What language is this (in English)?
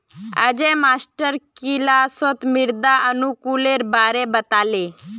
Magahi